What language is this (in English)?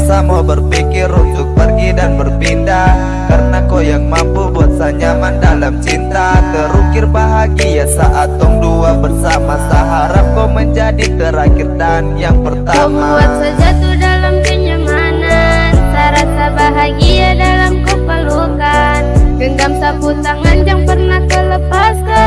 Indonesian